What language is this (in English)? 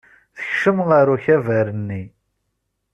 Kabyle